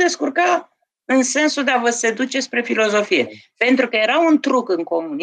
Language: Romanian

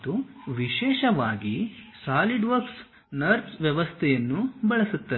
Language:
Kannada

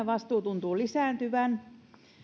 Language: Finnish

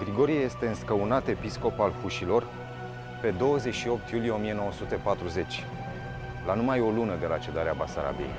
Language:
Romanian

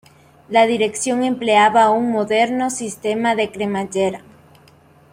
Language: Spanish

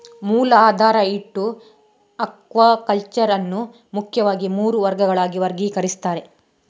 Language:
Kannada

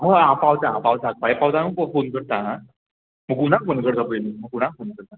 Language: Konkani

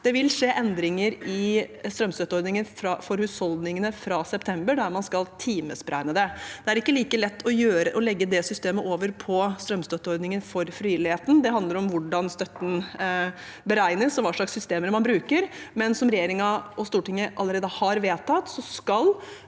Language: Norwegian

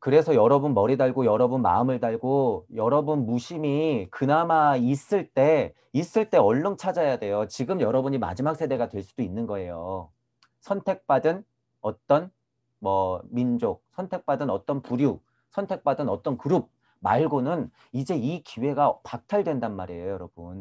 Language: Korean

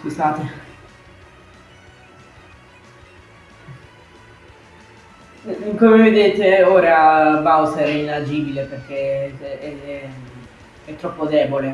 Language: Italian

